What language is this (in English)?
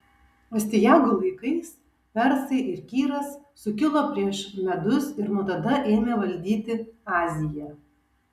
Lithuanian